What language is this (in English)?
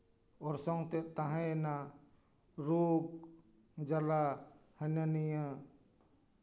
Santali